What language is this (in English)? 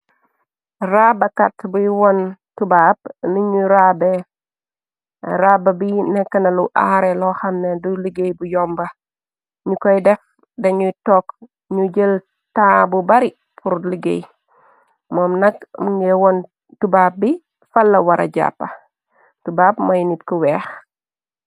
Wolof